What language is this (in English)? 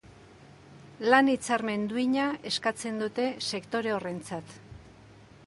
Basque